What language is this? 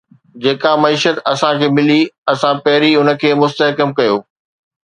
Sindhi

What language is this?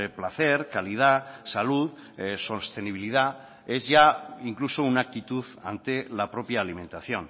Spanish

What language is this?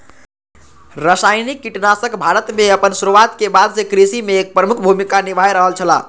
Maithili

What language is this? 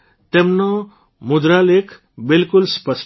Gujarati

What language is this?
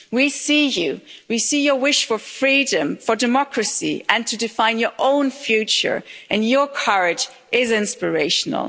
English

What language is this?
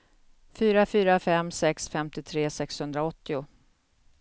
Swedish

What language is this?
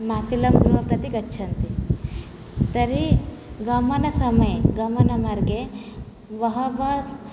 Sanskrit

